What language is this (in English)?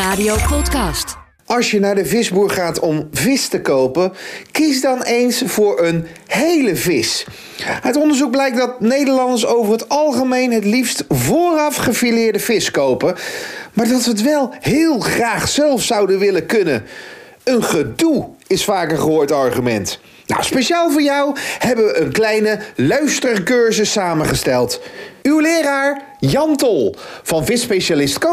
Dutch